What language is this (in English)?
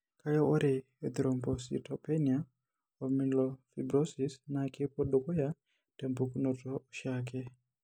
Masai